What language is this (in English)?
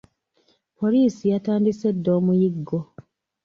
Ganda